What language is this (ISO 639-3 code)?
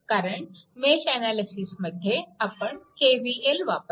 mar